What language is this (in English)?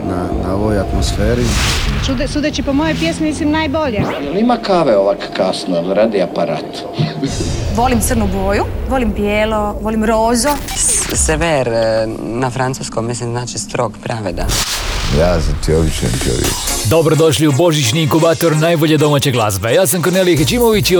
Croatian